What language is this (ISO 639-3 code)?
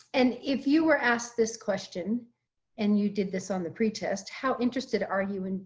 eng